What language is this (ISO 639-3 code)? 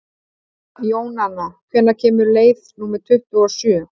isl